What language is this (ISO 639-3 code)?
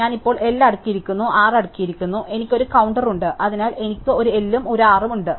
mal